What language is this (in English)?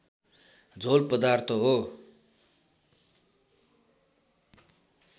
Nepali